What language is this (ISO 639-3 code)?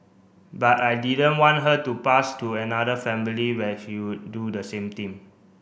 eng